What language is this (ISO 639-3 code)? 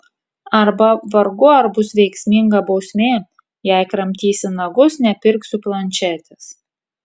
lit